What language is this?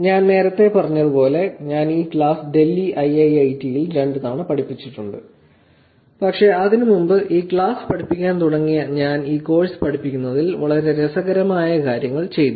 Malayalam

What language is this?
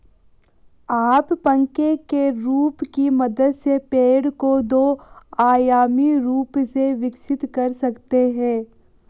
Hindi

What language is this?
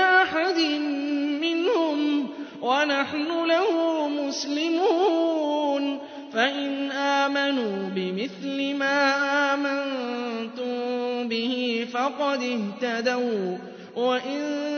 Arabic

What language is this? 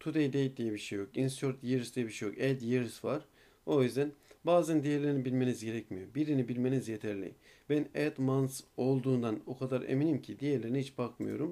Turkish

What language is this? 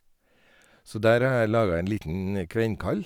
Norwegian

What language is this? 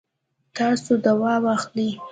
Pashto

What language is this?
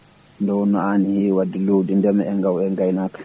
Fula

